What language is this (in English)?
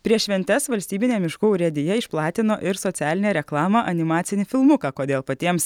Lithuanian